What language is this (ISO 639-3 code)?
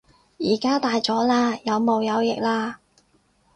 yue